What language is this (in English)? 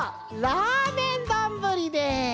Japanese